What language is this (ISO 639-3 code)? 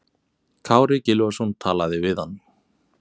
isl